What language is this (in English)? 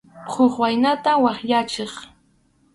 Arequipa-La Unión Quechua